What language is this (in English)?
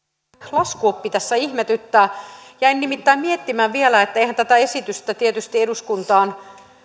Finnish